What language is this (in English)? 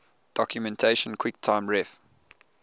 English